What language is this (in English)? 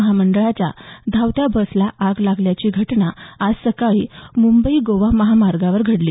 Marathi